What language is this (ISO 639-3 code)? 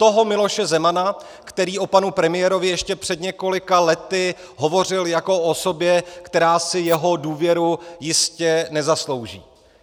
ces